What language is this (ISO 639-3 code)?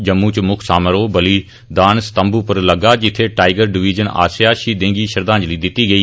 doi